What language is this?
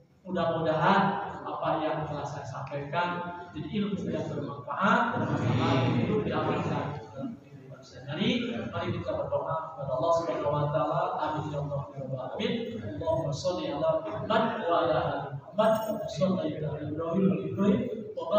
Indonesian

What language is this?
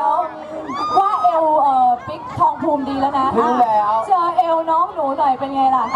Thai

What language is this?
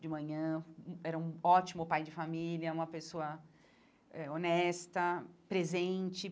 Portuguese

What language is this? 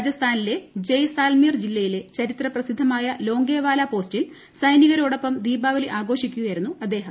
Malayalam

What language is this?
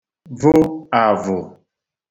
Igbo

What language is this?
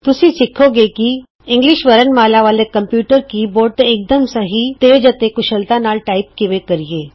Punjabi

